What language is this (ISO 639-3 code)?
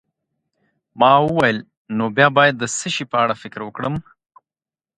pus